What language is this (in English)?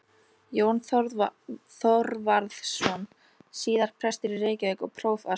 Icelandic